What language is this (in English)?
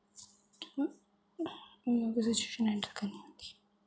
Dogri